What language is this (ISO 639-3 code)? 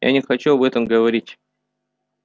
rus